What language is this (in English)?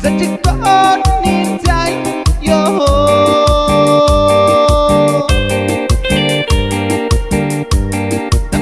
Indonesian